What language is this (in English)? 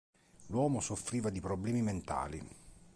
Italian